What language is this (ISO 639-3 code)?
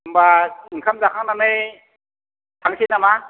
brx